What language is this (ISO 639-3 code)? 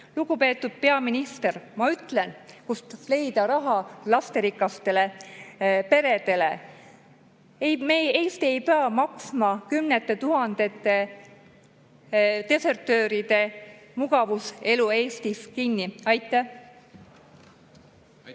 est